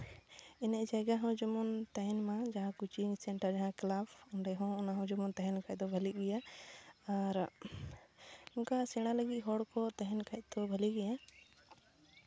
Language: Santali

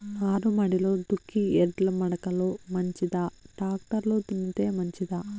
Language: Telugu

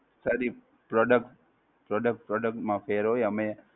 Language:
Gujarati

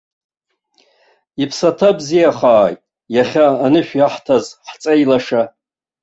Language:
Abkhazian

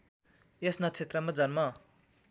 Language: Nepali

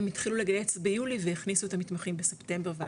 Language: Hebrew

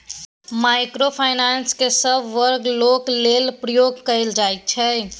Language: Maithili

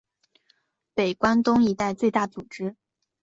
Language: Chinese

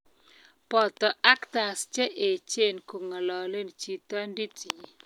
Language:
Kalenjin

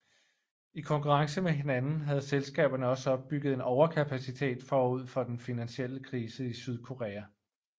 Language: Danish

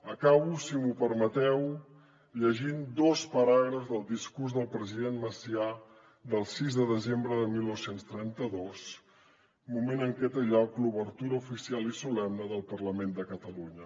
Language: Catalan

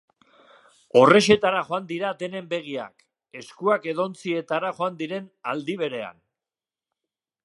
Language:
Basque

